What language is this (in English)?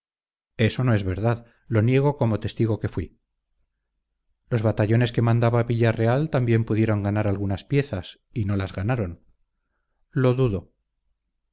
Spanish